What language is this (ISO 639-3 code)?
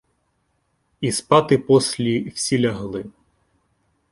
ukr